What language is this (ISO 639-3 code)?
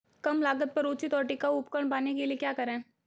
hin